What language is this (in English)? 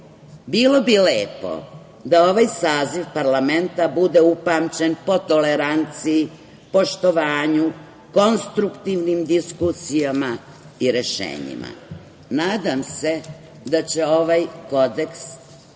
Serbian